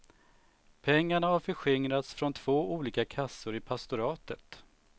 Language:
Swedish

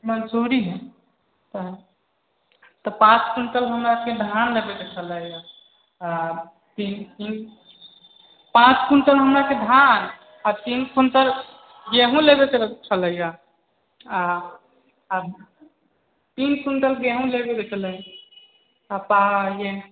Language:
Maithili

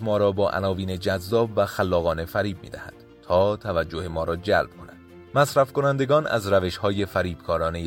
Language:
Persian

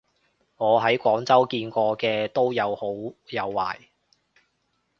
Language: Cantonese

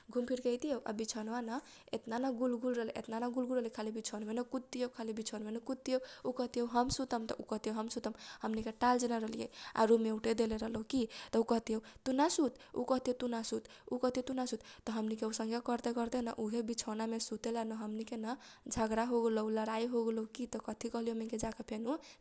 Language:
Kochila Tharu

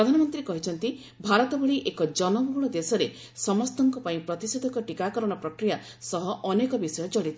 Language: Odia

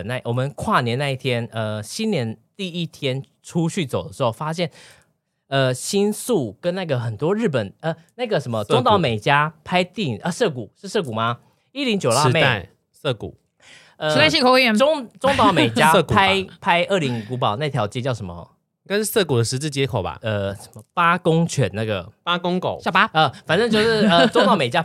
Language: Chinese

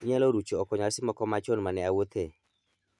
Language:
Luo (Kenya and Tanzania)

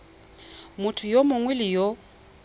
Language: Tswana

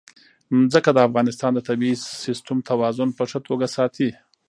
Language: Pashto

